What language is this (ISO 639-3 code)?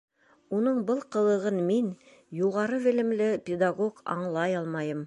bak